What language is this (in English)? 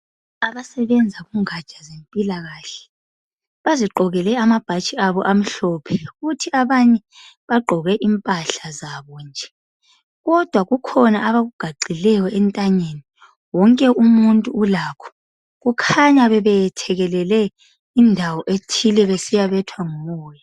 North Ndebele